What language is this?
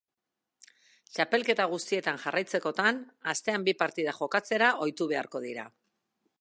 Basque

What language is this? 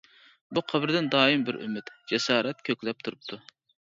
Uyghur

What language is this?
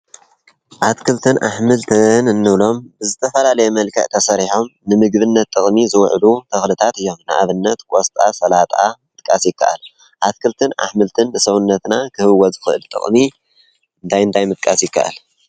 Tigrinya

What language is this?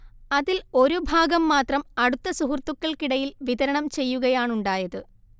Malayalam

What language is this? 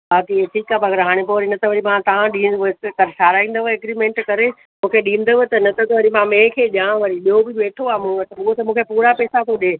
Sindhi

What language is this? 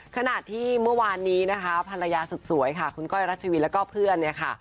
Thai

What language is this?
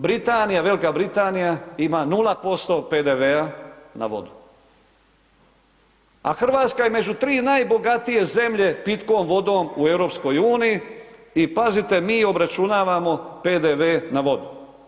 Croatian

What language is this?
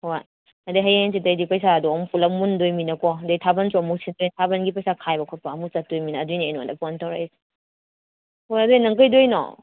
Manipuri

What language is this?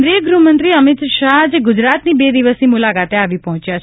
Gujarati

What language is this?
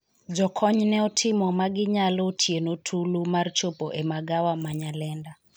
Luo (Kenya and Tanzania)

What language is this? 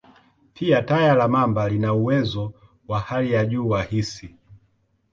Swahili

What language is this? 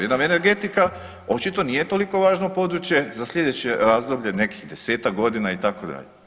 Croatian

